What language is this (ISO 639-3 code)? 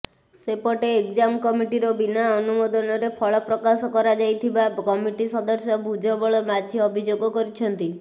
ori